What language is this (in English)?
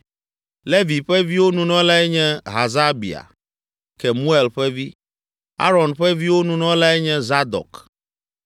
Ewe